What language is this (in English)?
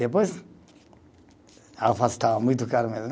Portuguese